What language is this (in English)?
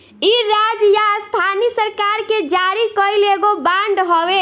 Bhojpuri